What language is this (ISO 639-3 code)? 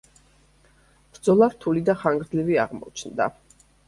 kat